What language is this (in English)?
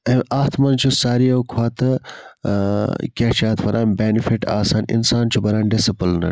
Kashmiri